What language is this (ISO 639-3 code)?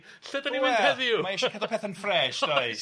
cym